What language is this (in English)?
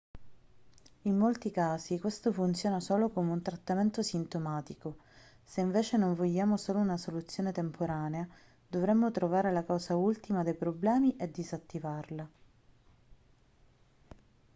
Italian